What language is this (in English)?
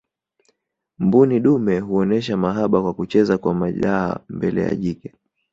Swahili